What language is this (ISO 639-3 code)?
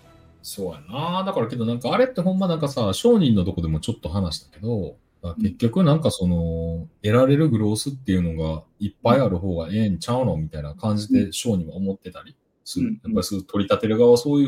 jpn